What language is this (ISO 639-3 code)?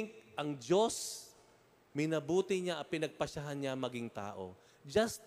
fil